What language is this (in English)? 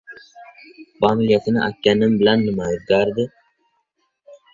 Uzbek